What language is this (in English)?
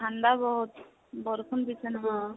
Assamese